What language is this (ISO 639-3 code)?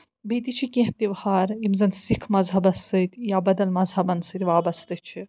kas